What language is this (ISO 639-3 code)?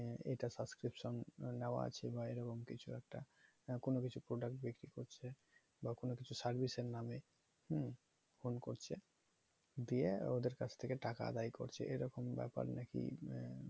ben